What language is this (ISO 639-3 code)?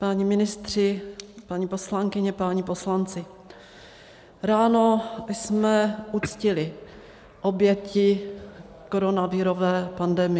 ces